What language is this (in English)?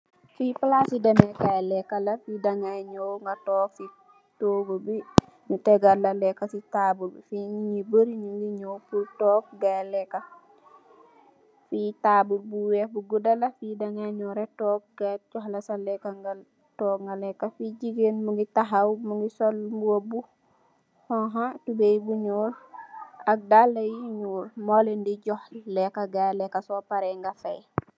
Wolof